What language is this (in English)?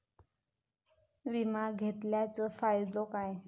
Marathi